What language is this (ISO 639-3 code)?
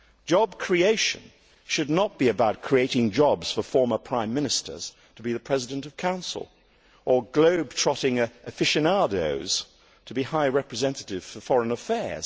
eng